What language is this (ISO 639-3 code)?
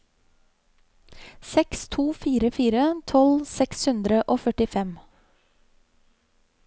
nor